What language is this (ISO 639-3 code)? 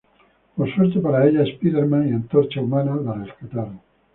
spa